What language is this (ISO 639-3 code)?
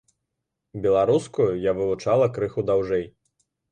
bel